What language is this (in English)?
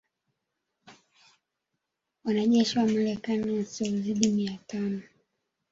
Swahili